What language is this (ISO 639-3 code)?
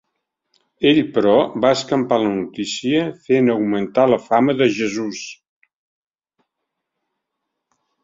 cat